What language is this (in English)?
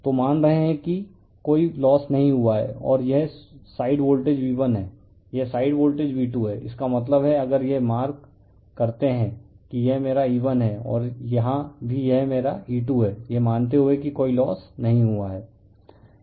Hindi